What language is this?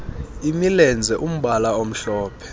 Xhosa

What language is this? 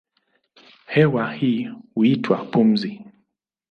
Swahili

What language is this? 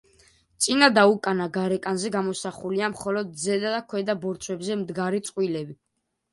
Georgian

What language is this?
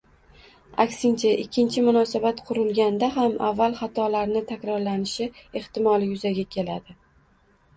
Uzbek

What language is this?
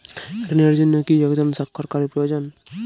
Bangla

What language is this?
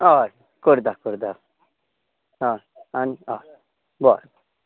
Konkani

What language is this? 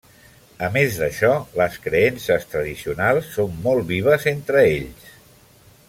Catalan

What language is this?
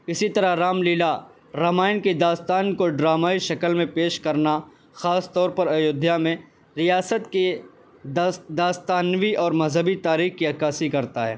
Urdu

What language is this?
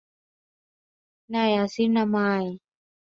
Thai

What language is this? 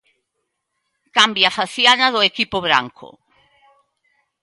Galician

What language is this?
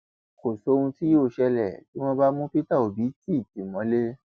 Yoruba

